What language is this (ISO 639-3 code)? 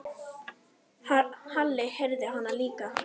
isl